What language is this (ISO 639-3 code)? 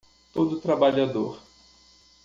por